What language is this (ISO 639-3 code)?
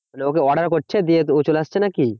ben